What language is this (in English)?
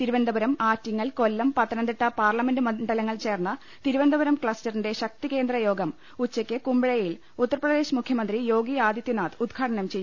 Malayalam